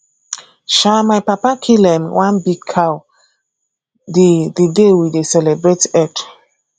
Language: Nigerian Pidgin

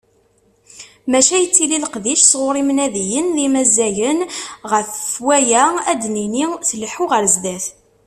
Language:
Kabyle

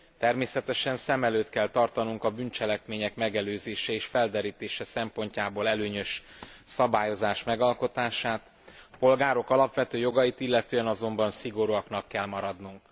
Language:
Hungarian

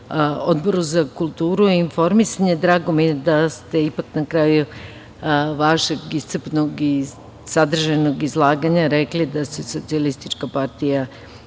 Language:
Serbian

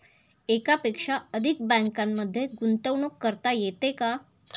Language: Marathi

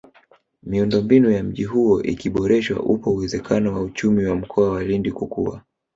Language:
Swahili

